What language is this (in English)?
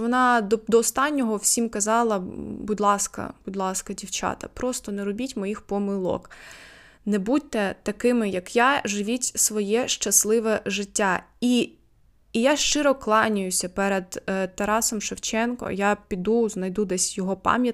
Ukrainian